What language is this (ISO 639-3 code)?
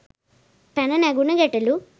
sin